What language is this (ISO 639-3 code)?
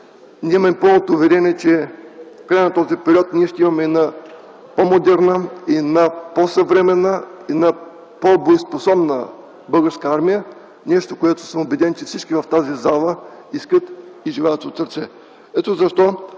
bul